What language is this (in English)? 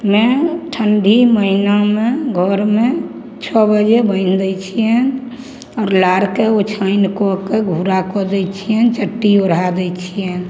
Maithili